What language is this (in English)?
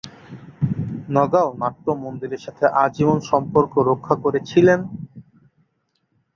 Bangla